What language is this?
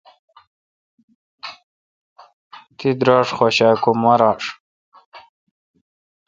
Kalkoti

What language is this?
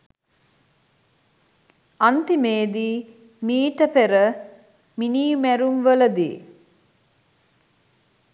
Sinhala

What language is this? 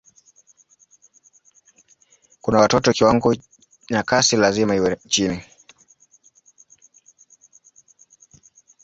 Swahili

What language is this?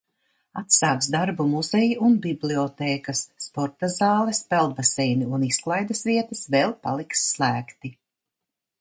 Latvian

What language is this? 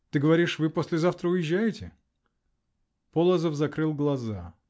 Russian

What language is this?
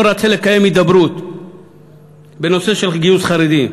Hebrew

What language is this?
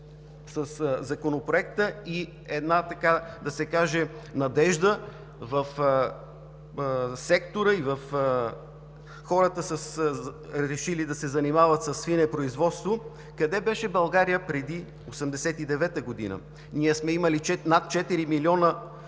Bulgarian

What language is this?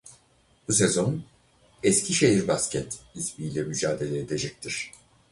Turkish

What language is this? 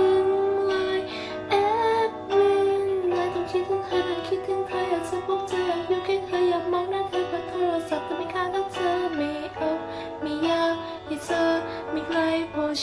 Thai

